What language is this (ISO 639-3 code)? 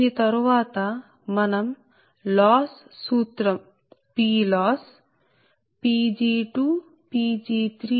tel